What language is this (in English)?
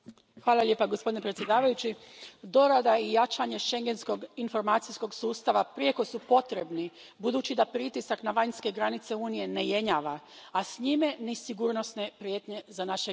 Croatian